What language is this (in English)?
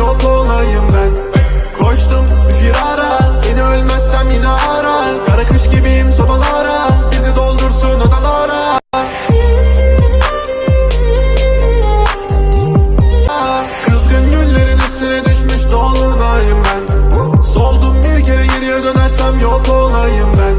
Turkish